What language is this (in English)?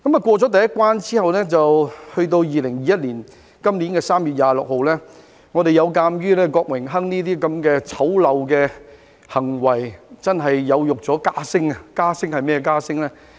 Cantonese